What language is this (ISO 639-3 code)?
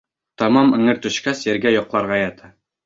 bak